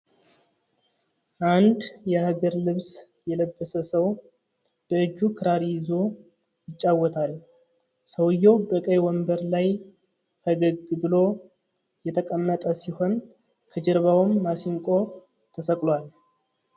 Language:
Amharic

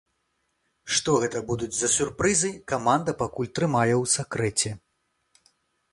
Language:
Belarusian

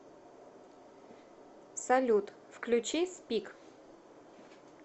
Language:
Russian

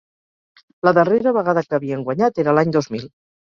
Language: Catalan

